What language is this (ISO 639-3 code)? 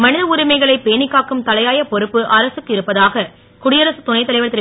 tam